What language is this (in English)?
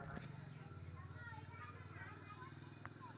Chhattisgarhi